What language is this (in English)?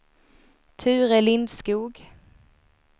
Swedish